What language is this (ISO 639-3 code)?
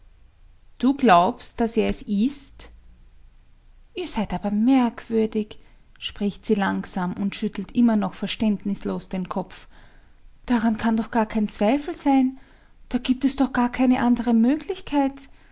deu